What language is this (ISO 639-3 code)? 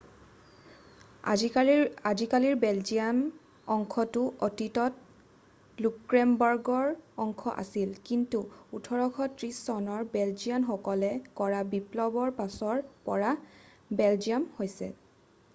asm